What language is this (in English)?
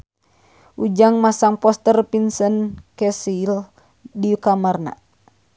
Sundanese